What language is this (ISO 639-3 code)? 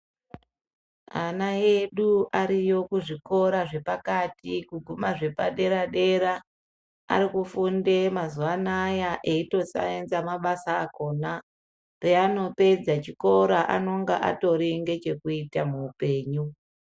ndc